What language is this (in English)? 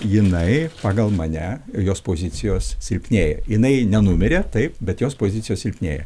Lithuanian